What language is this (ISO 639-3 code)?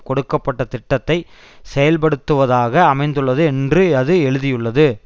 tam